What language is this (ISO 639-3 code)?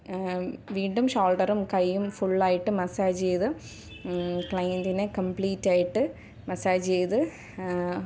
mal